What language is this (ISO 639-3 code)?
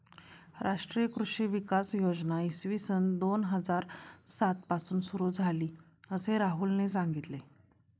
mar